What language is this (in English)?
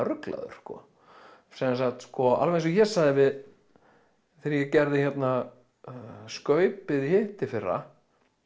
Icelandic